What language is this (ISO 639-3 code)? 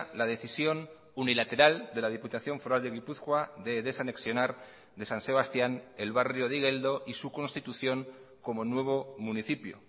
spa